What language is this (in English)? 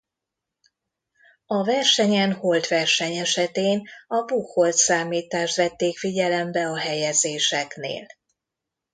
Hungarian